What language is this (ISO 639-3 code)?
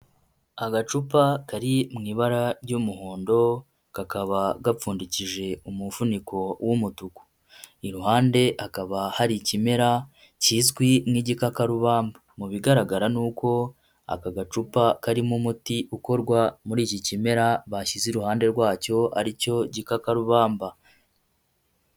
kin